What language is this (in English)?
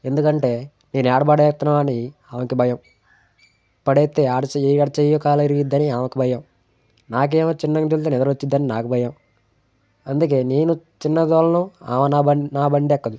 Telugu